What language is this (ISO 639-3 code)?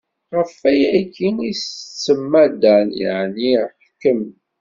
kab